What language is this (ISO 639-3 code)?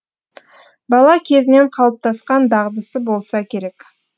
kaz